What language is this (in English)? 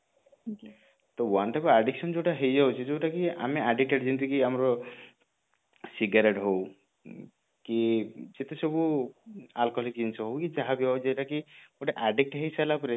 Odia